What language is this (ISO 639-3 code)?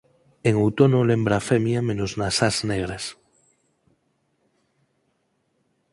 glg